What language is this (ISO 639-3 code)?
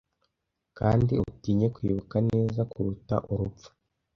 kin